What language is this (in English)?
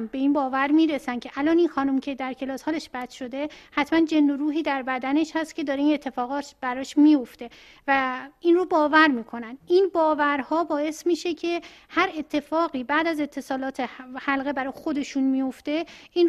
Persian